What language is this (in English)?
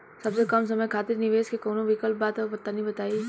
Bhojpuri